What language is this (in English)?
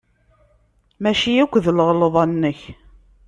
Kabyle